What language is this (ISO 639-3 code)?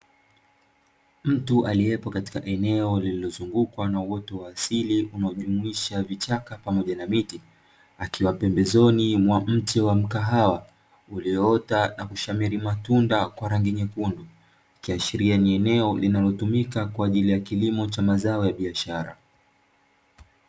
swa